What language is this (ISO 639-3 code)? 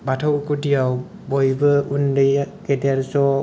brx